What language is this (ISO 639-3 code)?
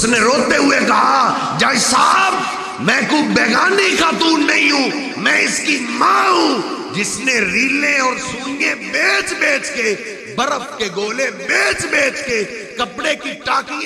ara